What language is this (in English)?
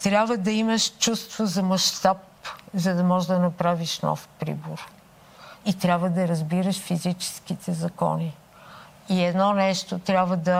Bulgarian